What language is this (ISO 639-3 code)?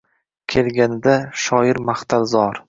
uzb